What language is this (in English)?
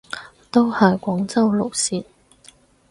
Cantonese